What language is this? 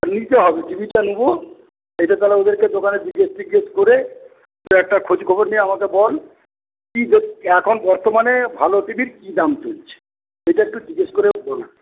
Bangla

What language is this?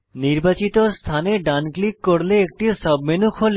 Bangla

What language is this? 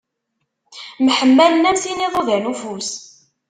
Kabyle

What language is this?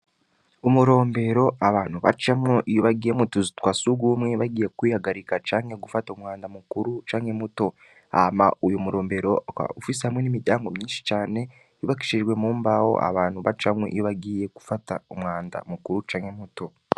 Rundi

